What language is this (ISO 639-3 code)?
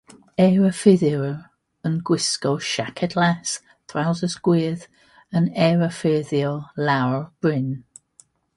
cym